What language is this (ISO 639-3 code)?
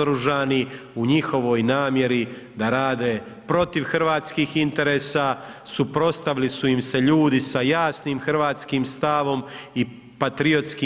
hrv